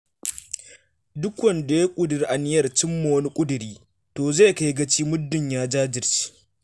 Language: Hausa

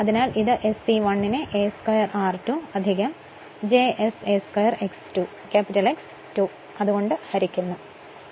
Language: Malayalam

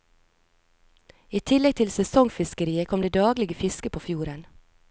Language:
Norwegian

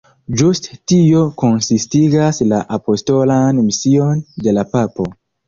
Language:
Esperanto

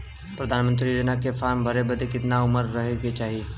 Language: Bhojpuri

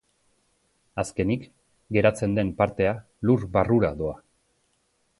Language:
Basque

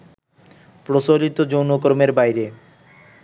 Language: Bangla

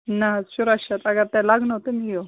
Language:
Kashmiri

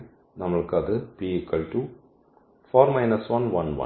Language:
Malayalam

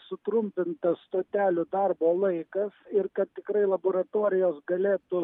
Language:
Lithuanian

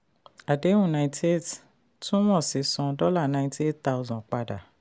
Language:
Yoruba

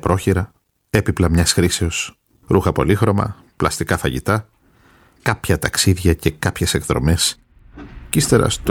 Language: Greek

